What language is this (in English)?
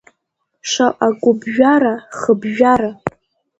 Abkhazian